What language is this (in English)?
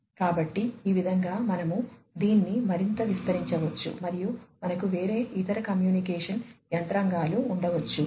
Telugu